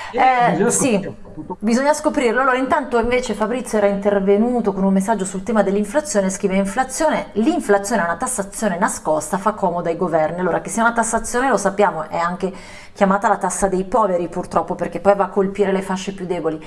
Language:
Italian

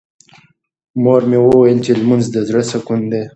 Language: Pashto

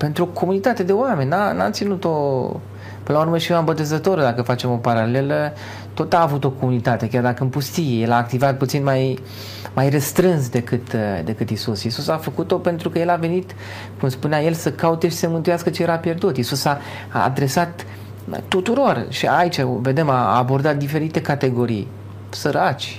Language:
Romanian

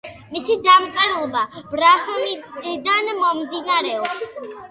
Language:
Georgian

